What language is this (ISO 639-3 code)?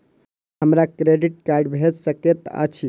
mai